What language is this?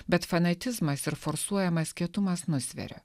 Lithuanian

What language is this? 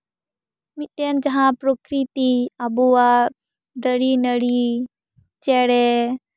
Santali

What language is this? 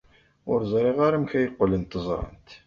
Kabyle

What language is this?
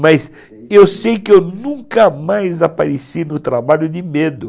Portuguese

